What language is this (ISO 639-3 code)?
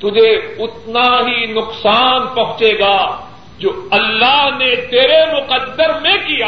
urd